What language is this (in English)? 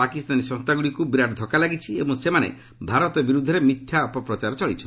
Odia